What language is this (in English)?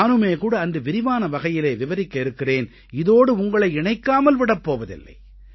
Tamil